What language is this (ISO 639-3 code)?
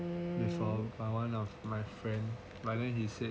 eng